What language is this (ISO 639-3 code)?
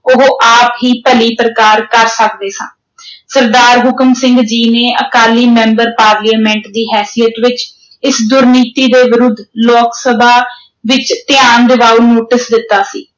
pan